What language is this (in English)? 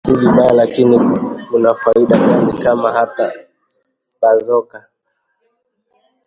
Swahili